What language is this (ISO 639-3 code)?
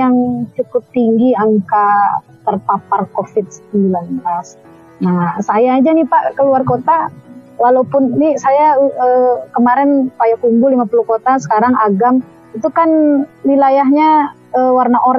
ind